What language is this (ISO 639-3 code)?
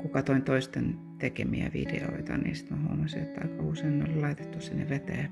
fin